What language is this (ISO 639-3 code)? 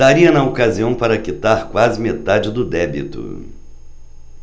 por